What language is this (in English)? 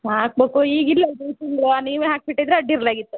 Kannada